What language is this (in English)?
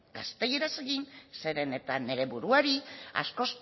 Basque